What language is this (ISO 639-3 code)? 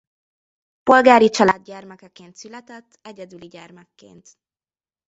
hun